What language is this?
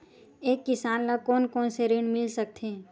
Chhattisgarhi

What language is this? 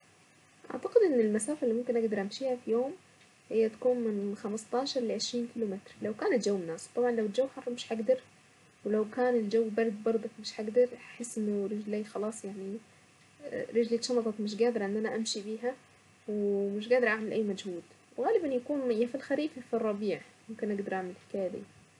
Saidi Arabic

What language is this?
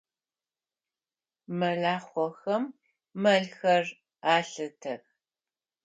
Adyghe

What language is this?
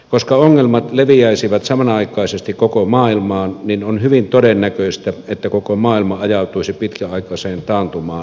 Finnish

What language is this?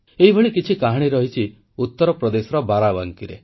Odia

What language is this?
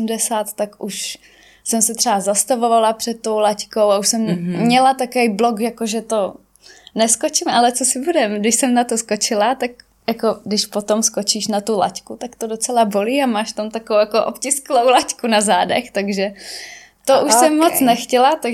Czech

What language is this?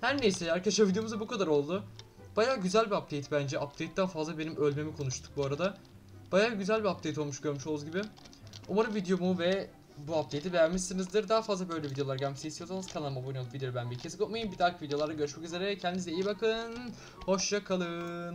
Turkish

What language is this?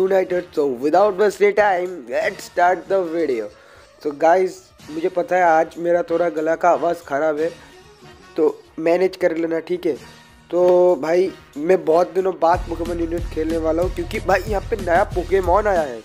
Hindi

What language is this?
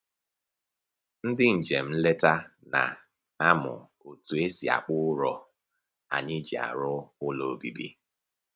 Igbo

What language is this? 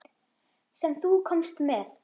Icelandic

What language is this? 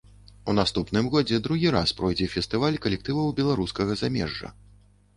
Belarusian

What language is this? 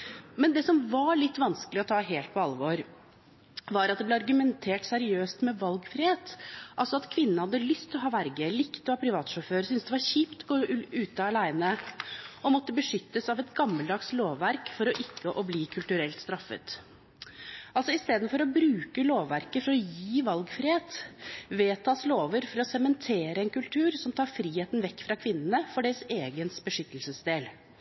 Norwegian Bokmål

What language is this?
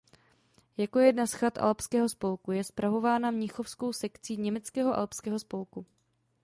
Czech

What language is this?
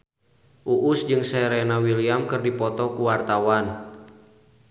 Sundanese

